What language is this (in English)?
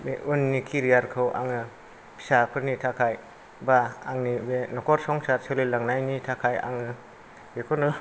Bodo